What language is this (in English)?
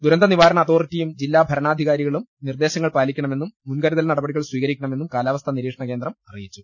Malayalam